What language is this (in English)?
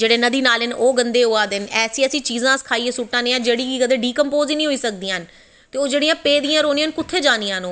Dogri